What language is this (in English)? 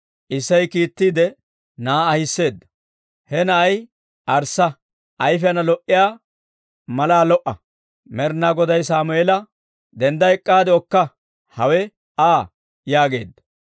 Dawro